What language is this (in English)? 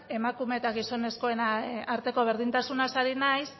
Basque